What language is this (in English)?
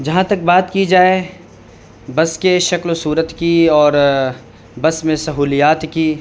Urdu